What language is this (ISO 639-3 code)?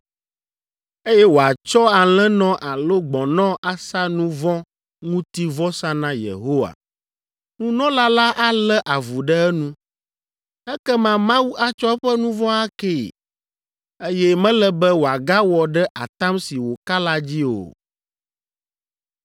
ewe